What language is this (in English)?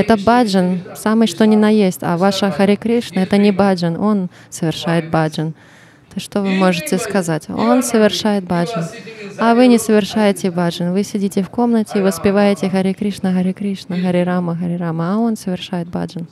Russian